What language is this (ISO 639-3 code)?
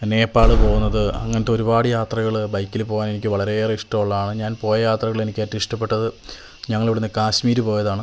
mal